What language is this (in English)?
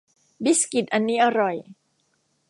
Thai